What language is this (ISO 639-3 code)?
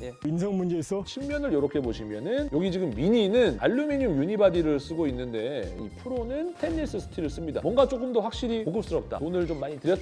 kor